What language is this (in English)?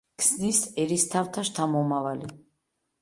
Georgian